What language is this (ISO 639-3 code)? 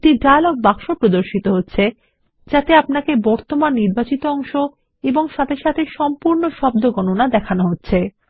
ben